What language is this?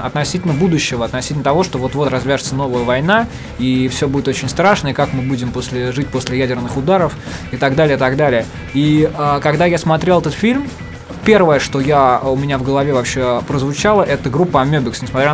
Russian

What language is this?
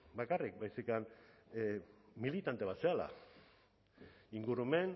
Basque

